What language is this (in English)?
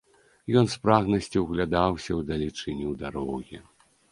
Belarusian